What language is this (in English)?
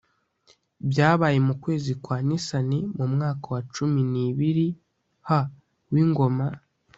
Kinyarwanda